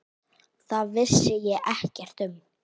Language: Icelandic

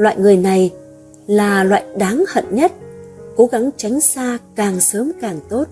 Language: Vietnamese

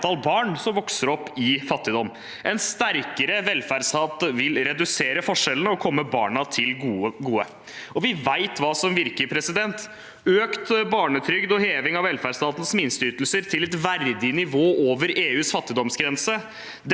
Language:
Norwegian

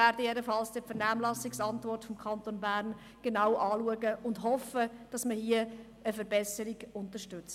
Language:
Swiss German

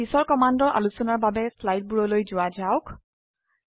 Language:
Assamese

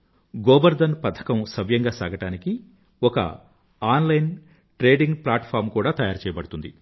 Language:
Telugu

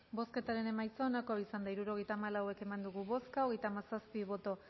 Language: Basque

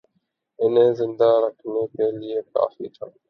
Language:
Urdu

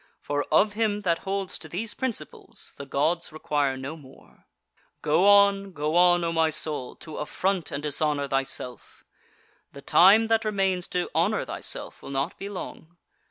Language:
English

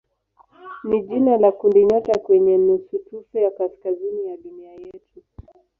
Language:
Swahili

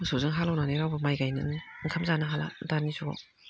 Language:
Bodo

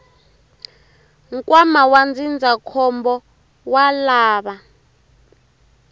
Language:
Tsonga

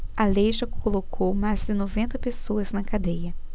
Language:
Portuguese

